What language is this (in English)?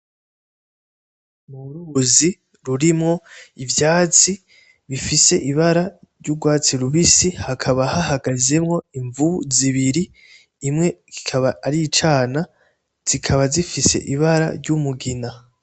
Rundi